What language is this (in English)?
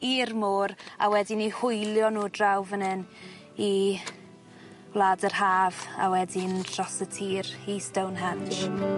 Welsh